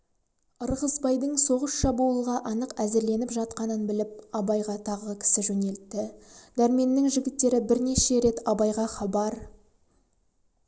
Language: Kazakh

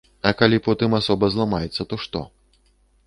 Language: Belarusian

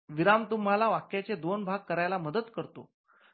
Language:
Marathi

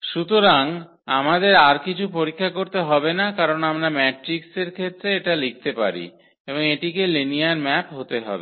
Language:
Bangla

